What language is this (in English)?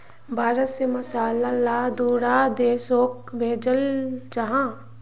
Magahi